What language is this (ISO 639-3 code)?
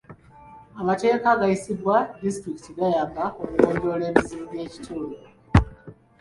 lug